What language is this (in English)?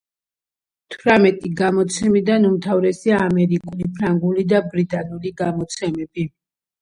Georgian